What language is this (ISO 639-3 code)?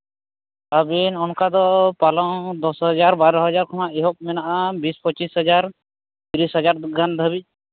sat